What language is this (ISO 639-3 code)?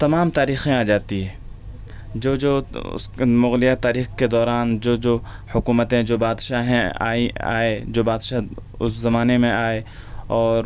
urd